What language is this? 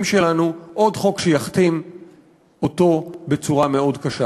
Hebrew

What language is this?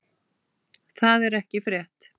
Icelandic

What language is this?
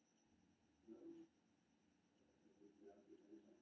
Maithili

